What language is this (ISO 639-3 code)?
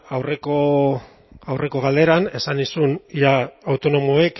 eus